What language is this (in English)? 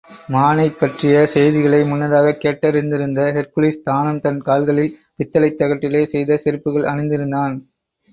Tamil